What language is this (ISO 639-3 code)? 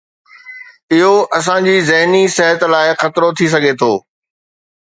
snd